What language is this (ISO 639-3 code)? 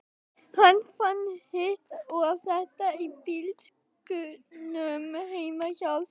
isl